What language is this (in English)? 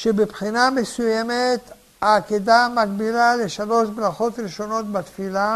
Hebrew